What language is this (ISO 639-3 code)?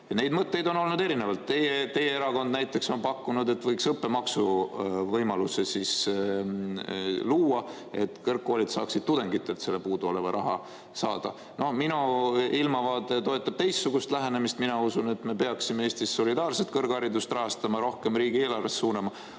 est